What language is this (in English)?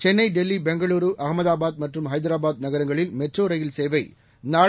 Tamil